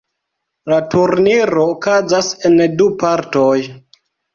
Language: Esperanto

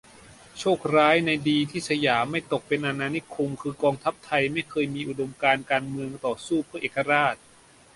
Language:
Thai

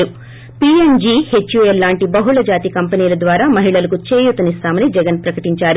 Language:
Telugu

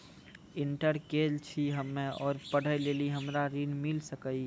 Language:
Maithili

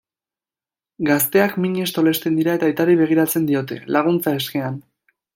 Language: Basque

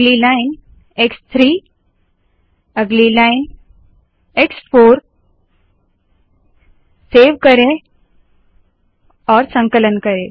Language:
Hindi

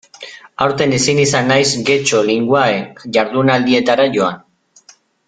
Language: Basque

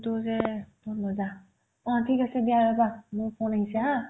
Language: Assamese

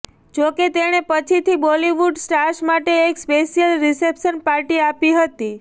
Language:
Gujarati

